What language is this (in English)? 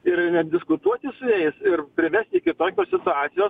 Lithuanian